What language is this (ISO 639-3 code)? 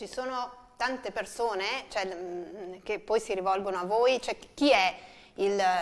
ita